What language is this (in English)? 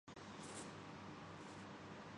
Urdu